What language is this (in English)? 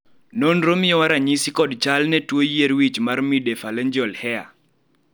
Luo (Kenya and Tanzania)